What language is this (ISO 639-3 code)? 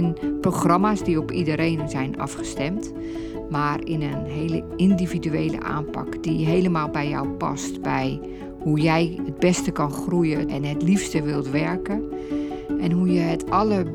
nld